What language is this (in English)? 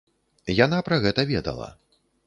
Belarusian